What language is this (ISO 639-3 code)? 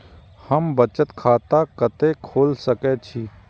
mai